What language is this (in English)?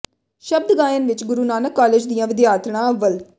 Punjabi